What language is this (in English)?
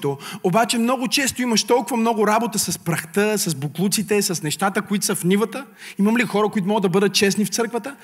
Bulgarian